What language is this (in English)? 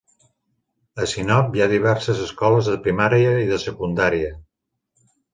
Catalan